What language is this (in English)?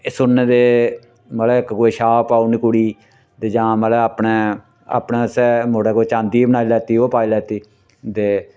Dogri